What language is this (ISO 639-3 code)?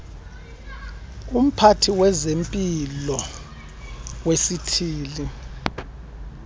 xho